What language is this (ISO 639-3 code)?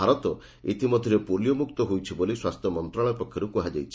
ori